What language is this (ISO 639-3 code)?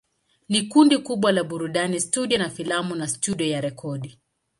swa